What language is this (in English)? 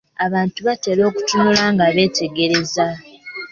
Ganda